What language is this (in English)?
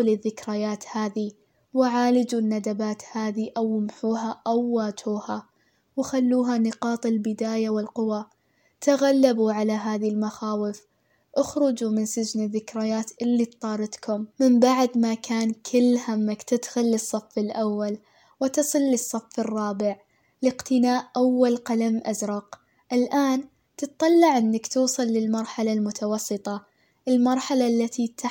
Arabic